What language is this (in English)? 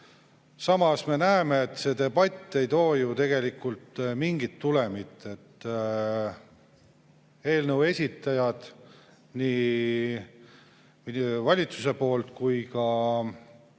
Estonian